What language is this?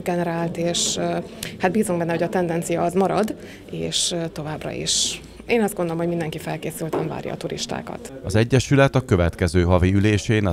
Hungarian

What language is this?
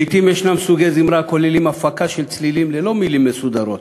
Hebrew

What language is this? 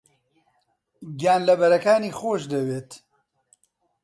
Central Kurdish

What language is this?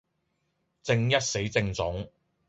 Cantonese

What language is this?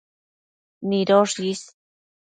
Matsés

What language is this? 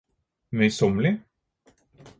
Norwegian Bokmål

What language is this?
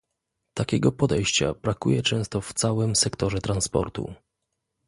Polish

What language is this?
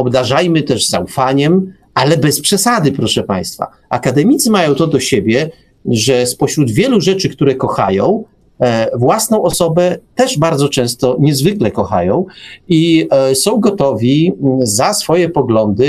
Polish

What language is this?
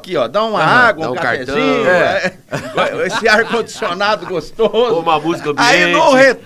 Portuguese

